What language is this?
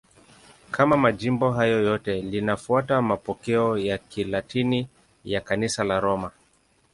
Swahili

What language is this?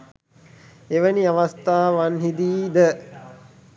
Sinhala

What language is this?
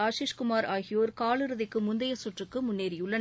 Tamil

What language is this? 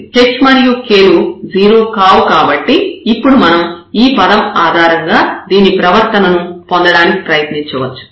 Telugu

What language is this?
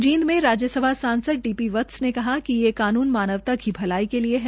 Hindi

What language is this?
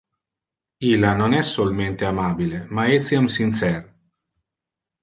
Interlingua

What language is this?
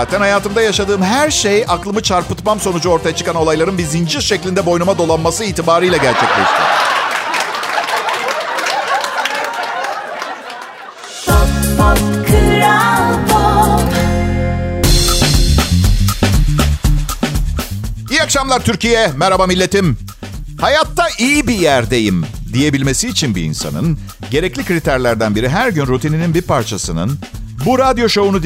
Turkish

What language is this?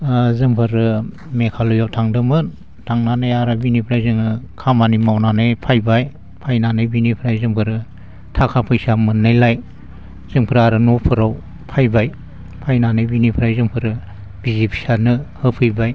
Bodo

